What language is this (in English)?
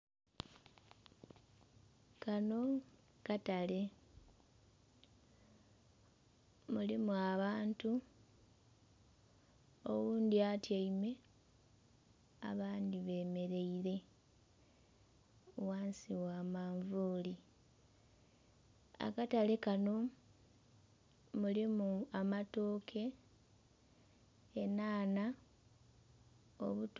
Soga